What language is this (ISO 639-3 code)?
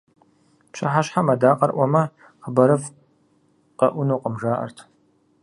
kbd